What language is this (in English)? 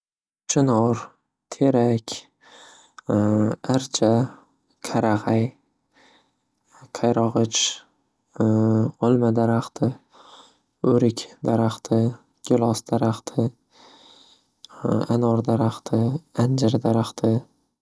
Uzbek